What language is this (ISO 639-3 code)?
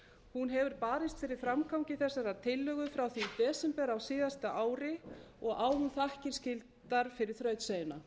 isl